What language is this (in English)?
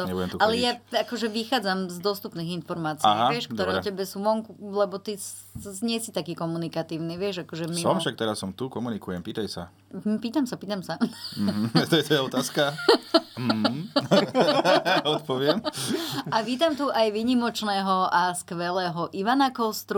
Slovak